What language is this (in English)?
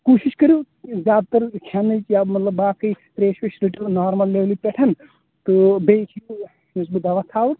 Kashmiri